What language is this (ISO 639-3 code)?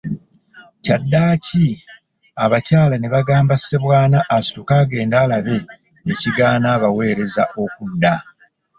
lug